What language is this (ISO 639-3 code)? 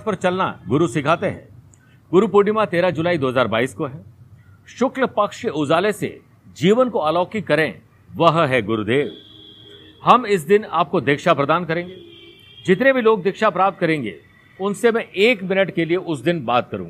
hin